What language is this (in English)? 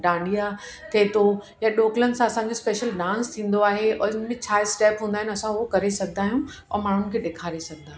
Sindhi